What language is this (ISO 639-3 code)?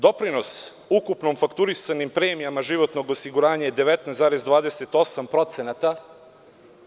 srp